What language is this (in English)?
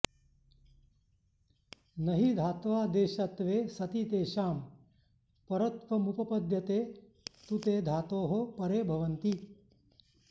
Sanskrit